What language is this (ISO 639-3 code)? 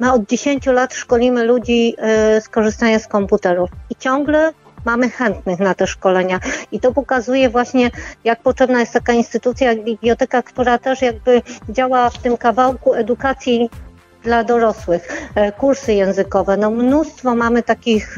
pol